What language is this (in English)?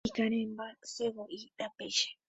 Guarani